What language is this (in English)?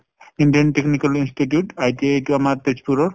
Assamese